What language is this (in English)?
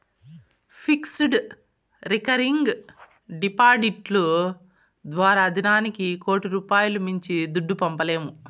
Telugu